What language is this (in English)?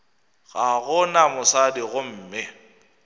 Northern Sotho